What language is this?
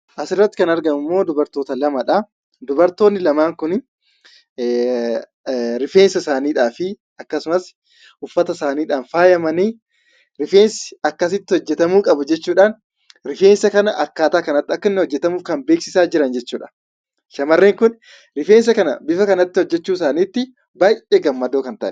Oromo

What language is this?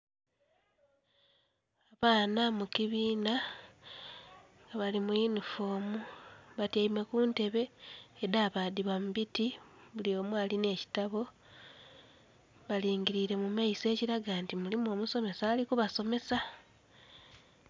Soga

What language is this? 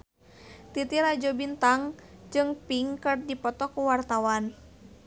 Sundanese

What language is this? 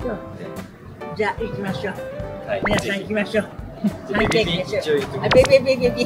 Japanese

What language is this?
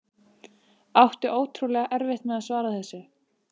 Icelandic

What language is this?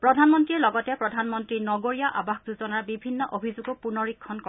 Assamese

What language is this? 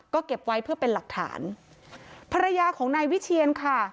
Thai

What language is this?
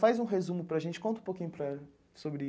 Portuguese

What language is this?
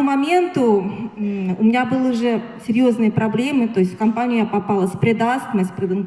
Russian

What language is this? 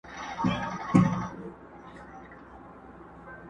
Pashto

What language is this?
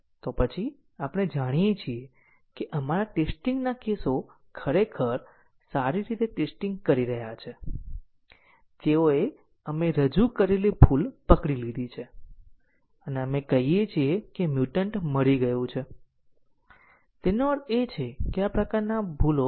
Gujarati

